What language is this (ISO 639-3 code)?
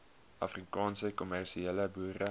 afr